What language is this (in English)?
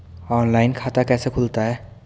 Hindi